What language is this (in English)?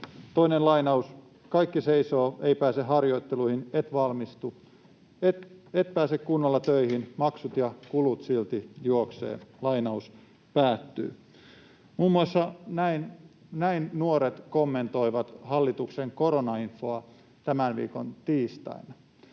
Finnish